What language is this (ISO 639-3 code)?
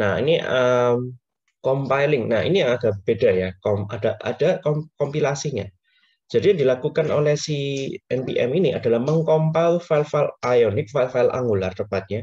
ind